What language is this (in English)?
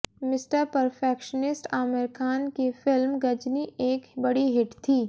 Hindi